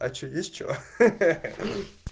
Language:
Russian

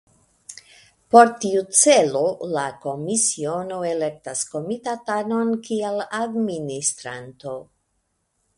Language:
Esperanto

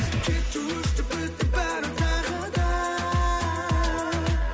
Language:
Kazakh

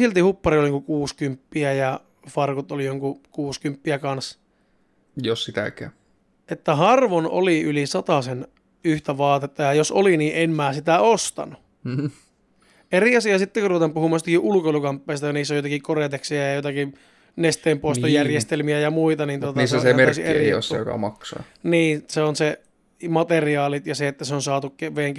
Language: Finnish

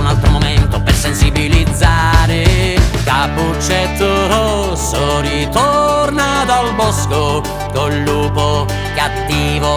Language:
Italian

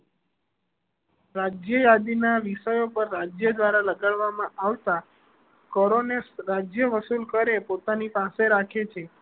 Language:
Gujarati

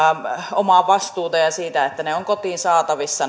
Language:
Finnish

